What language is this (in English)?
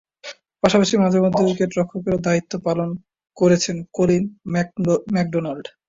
Bangla